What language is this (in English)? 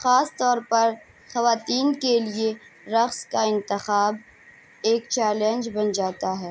Urdu